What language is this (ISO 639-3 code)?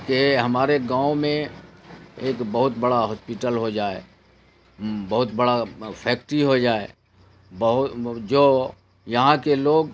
urd